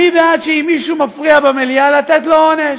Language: Hebrew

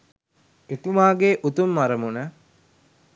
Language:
Sinhala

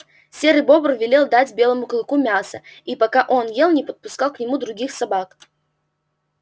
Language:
Russian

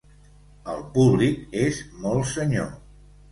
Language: Catalan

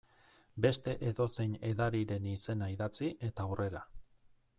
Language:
Basque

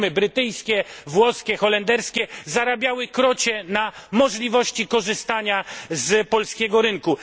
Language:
Polish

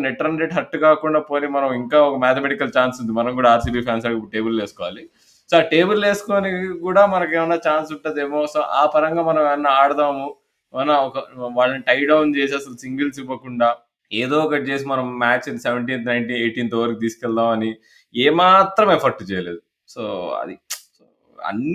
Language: Telugu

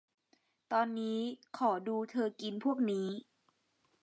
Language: Thai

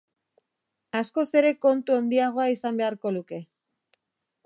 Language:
Basque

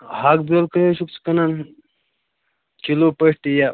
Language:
Kashmiri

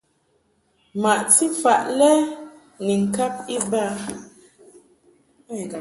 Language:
Mungaka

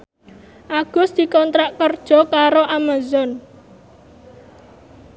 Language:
Javanese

